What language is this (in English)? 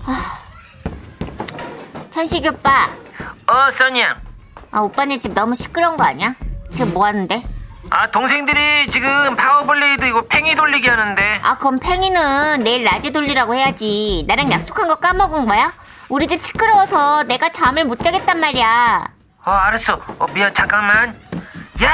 Korean